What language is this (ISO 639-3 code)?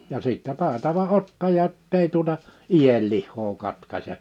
fin